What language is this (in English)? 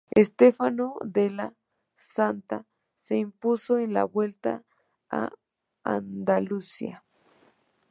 Spanish